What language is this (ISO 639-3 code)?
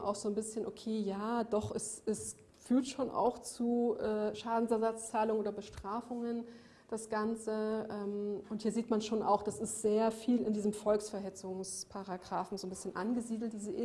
deu